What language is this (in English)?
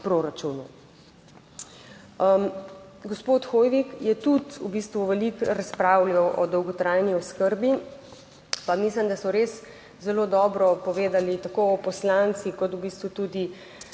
Slovenian